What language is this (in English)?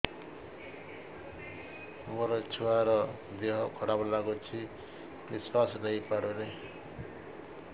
Odia